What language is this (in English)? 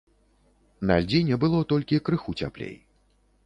Belarusian